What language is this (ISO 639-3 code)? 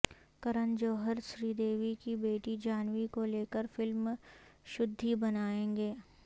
urd